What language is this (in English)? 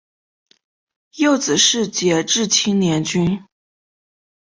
Chinese